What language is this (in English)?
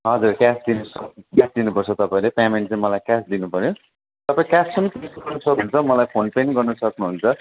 Nepali